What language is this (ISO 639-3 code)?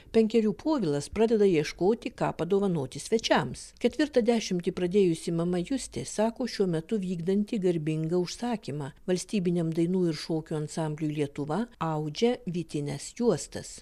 lit